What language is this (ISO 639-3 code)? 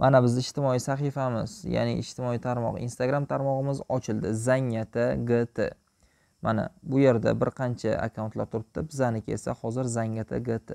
tur